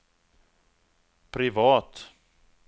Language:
Swedish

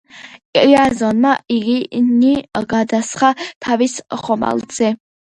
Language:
Georgian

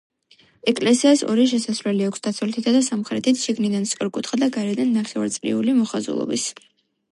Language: Georgian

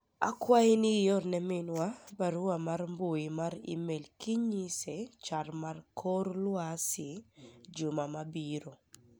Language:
Luo (Kenya and Tanzania)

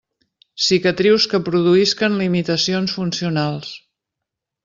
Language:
Catalan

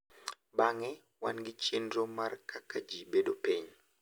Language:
Luo (Kenya and Tanzania)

